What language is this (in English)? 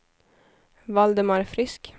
Swedish